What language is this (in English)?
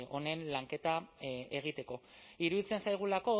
Basque